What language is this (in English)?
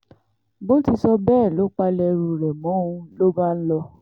Yoruba